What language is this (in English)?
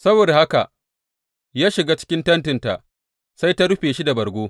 Hausa